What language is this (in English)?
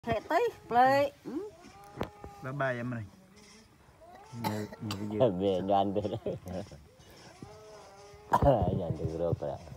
Thai